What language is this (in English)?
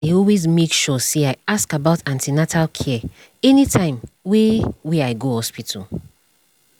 Nigerian Pidgin